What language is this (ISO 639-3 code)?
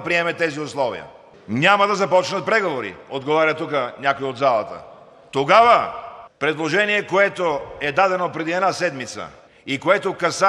bul